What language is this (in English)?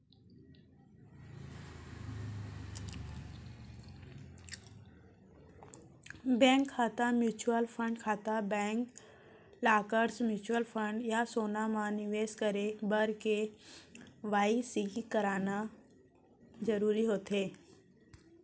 Chhattisgarhi